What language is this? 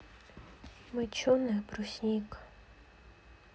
Russian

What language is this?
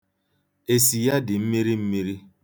Igbo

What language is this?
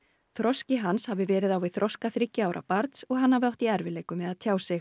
Icelandic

